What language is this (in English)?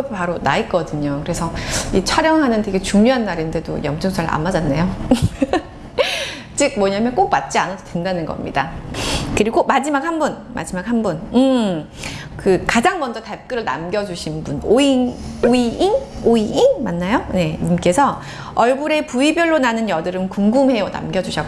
Korean